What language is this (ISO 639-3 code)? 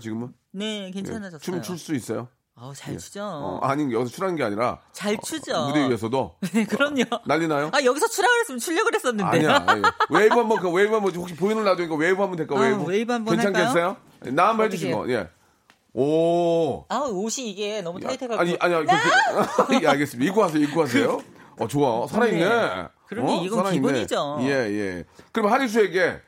kor